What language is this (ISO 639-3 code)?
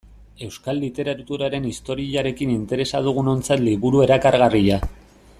eus